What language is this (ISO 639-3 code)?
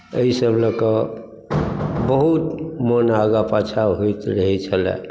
mai